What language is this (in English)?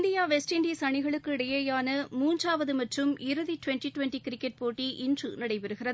Tamil